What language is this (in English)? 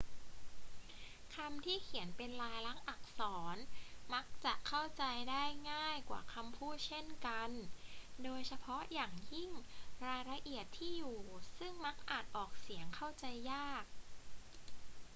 Thai